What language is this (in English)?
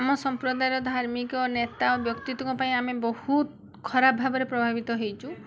Odia